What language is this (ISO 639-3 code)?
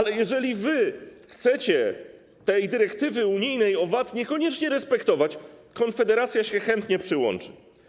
pol